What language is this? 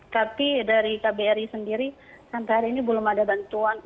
Indonesian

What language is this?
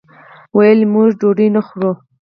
Pashto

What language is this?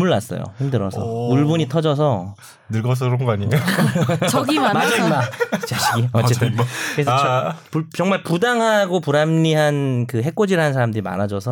Korean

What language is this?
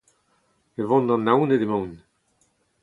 Breton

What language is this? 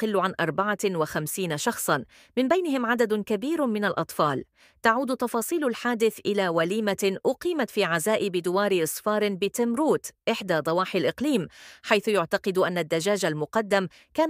Arabic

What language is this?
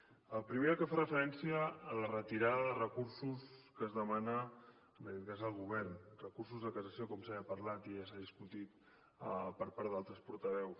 Catalan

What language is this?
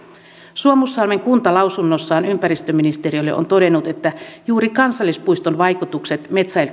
Finnish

